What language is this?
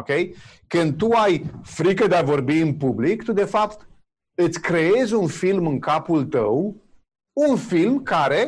Romanian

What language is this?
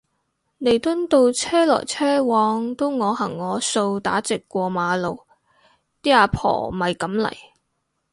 Cantonese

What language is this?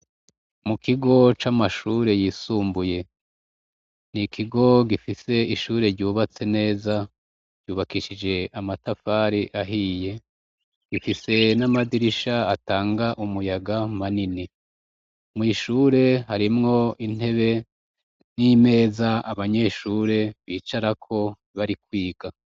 Rundi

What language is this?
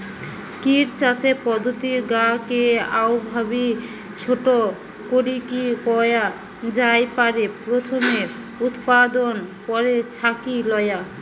Bangla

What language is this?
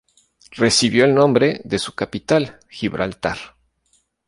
Spanish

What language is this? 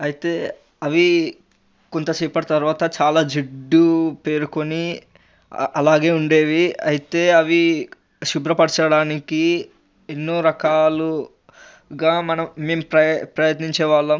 Telugu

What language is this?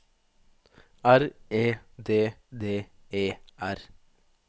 Norwegian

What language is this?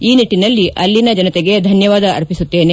Kannada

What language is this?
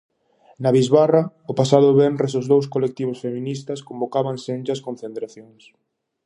Galician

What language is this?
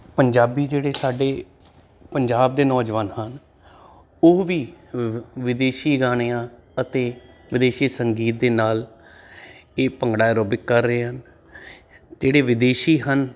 Punjabi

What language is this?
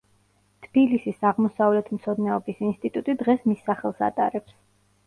Georgian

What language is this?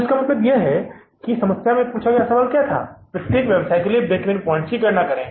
Hindi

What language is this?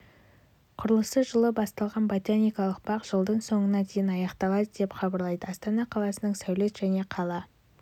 Kazakh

